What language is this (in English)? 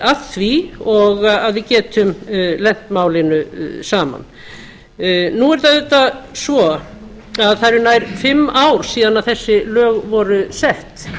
Icelandic